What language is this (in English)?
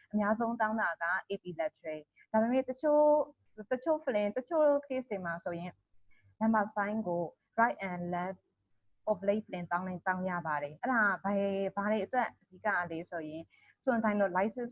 English